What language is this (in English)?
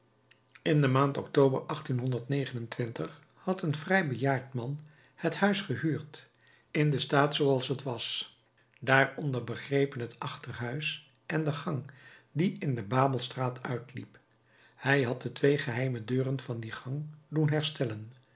Dutch